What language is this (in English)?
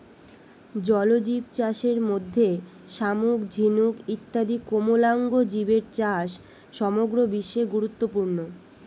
Bangla